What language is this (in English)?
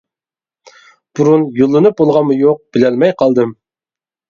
Uyghur